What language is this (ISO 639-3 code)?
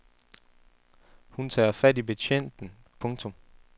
dan